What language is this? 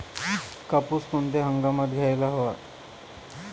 Marathi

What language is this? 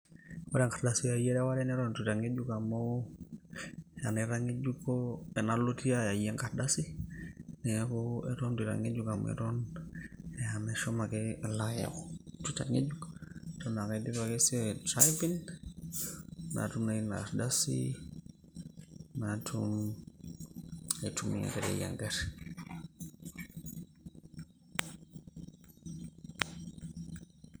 Masai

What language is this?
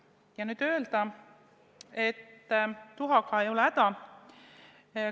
Estonian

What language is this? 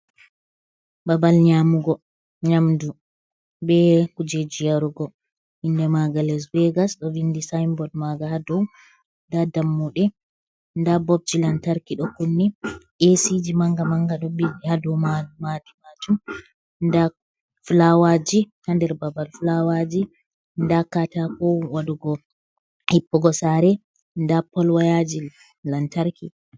Fula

